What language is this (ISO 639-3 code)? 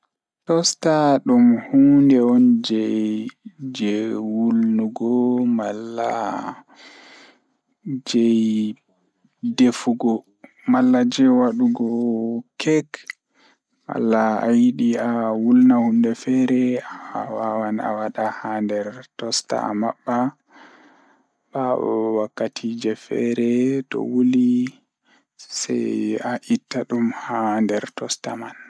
ful